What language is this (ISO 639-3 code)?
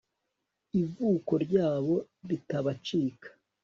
kin